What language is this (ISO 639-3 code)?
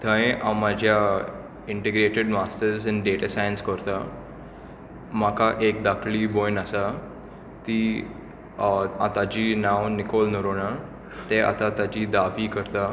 kok